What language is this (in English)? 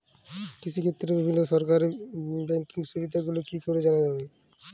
Bangla